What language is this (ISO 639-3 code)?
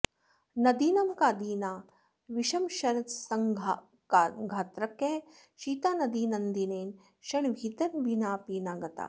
san